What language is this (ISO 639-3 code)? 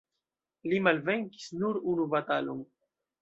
epo